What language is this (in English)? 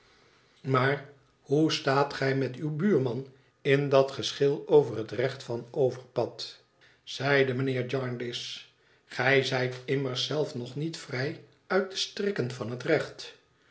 Dutch